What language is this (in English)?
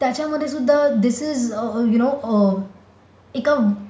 Marathi